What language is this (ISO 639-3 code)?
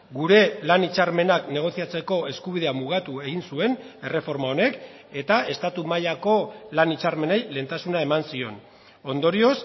eus